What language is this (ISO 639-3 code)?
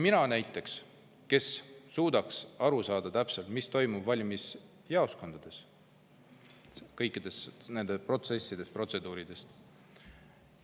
est